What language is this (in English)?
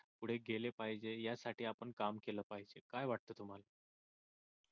Marathi